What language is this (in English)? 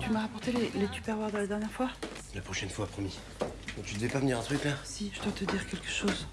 French